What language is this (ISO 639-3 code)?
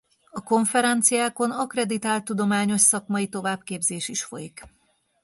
hun